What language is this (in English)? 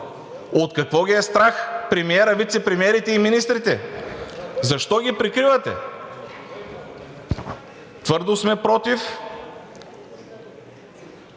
Bulgarian